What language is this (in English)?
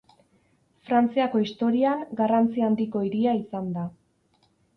Basque